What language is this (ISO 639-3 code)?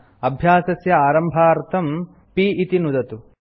san